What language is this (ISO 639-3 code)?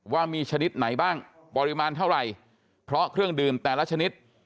tha